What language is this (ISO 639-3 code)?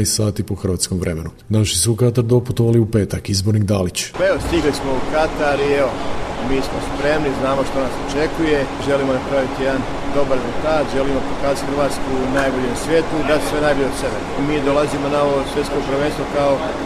hrv